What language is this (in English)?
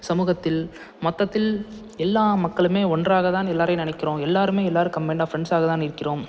Tamil